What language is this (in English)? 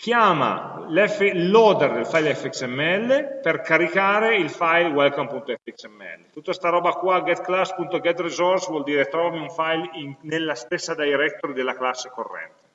Italian